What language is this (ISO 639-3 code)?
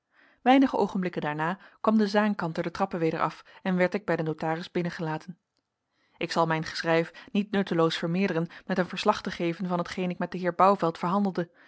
nld